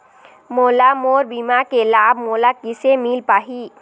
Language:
Chhattisgarhi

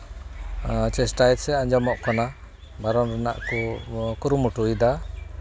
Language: Santali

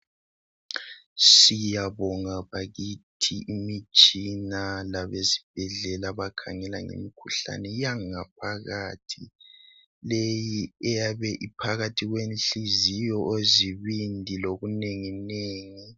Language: North Ndebele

